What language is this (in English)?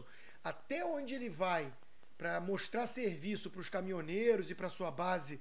Portuguese